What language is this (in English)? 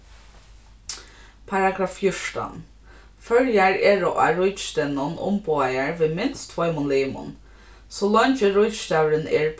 Faroese